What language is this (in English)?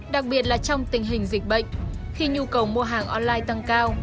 Vietnamese